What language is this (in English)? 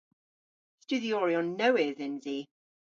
Cornish